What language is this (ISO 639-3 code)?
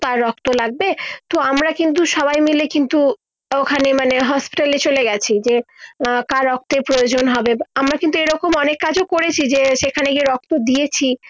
ben